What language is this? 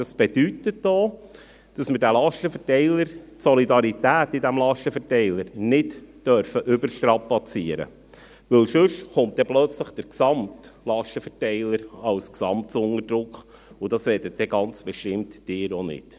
Swiss German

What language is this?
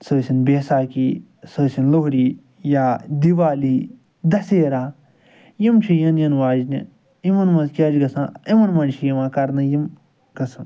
Kashmiri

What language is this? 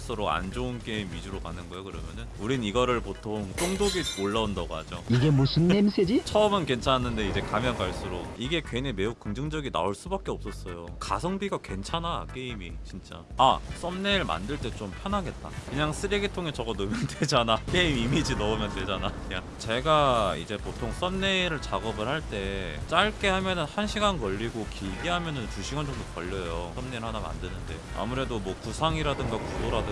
Korean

